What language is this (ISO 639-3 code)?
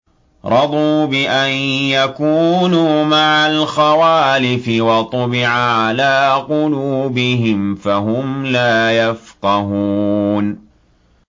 ara